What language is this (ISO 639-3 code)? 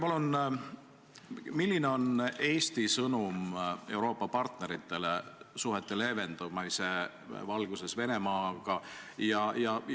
est